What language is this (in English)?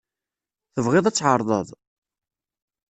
Kabyle